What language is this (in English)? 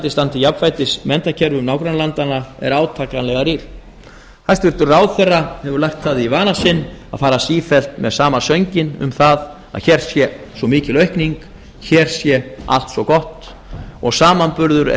Icelandic